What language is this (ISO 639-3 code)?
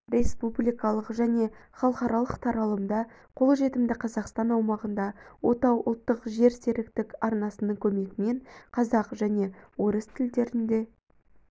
kaz